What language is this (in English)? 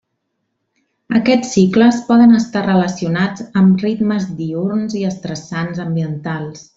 Catalan